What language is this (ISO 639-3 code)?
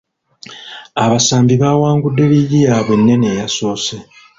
lug